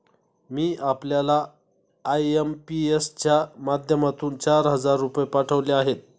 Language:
Marathi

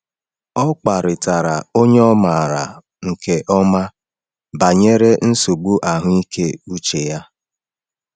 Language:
Igbo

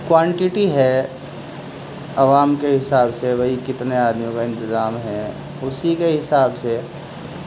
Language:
Urdu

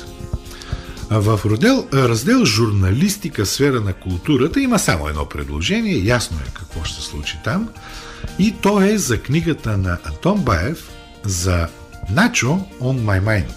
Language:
Bulgarian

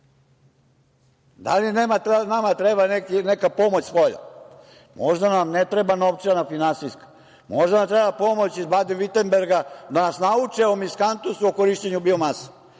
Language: Serbian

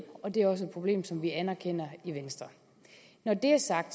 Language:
Danish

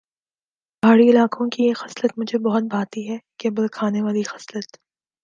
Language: Urdu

